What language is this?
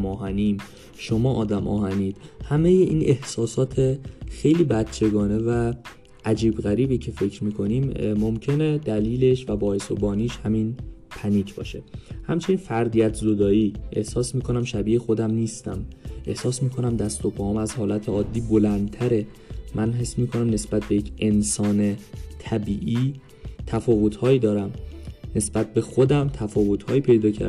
Persian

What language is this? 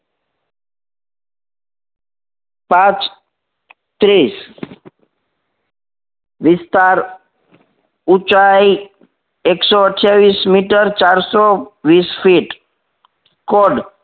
Gujarati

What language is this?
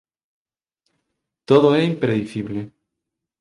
Galician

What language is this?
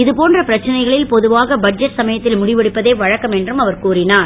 Tamil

